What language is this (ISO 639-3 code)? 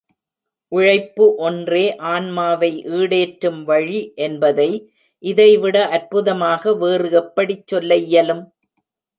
tam